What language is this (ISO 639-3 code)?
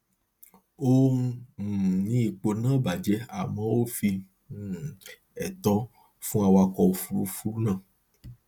yor